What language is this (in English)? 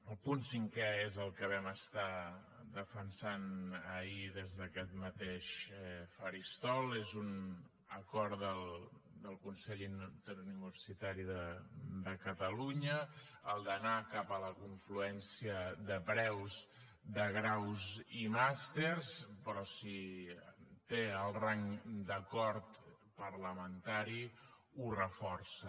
Catalan